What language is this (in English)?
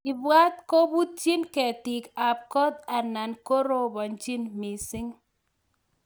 Kalenjin